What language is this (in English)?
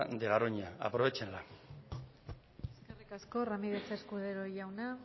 Basque